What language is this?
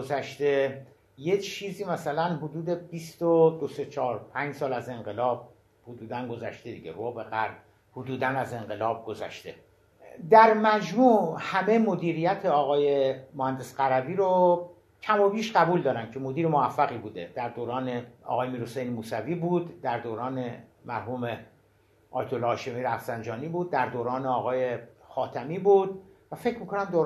Persian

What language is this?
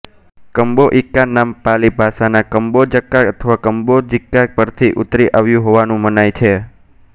Gujarati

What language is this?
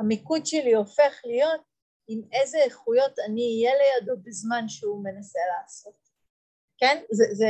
Hebrew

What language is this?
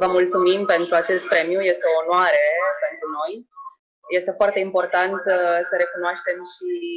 Romanian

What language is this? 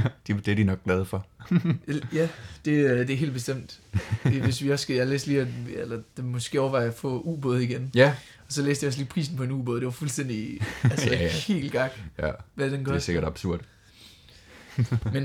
Danish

